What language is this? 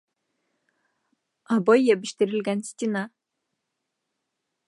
Bashkir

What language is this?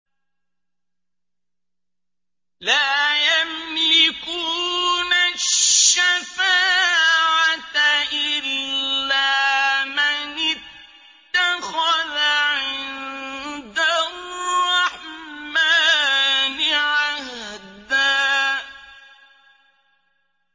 Arabic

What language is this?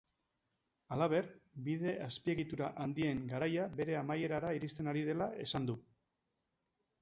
Basque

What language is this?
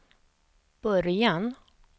Swedish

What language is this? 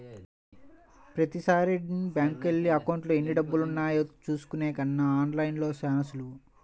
Telugu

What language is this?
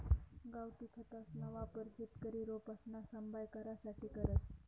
Marathi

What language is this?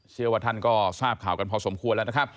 Thai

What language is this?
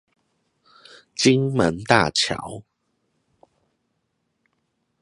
Chinese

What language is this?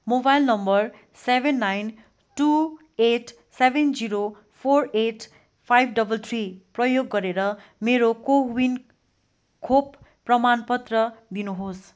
Nepali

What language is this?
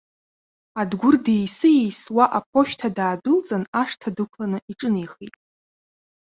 Abkhazian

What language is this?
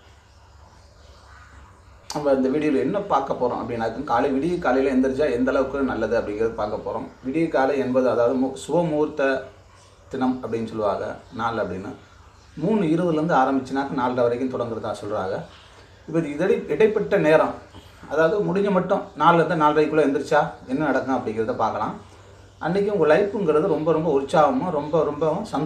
Arabic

